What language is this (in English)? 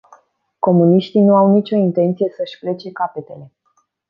Romanian